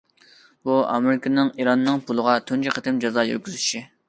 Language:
Uyghur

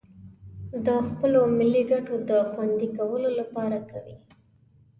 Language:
Pashto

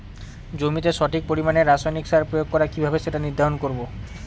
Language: Bangla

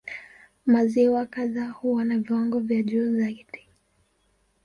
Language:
Swahili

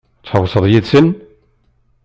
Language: Kabyle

